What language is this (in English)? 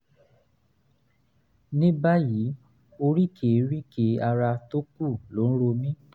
Yoruba